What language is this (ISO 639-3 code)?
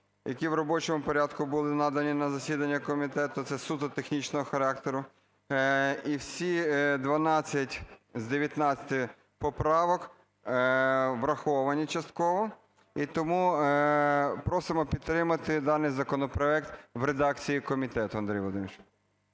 ukr